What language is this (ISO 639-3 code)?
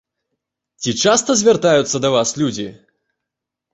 bel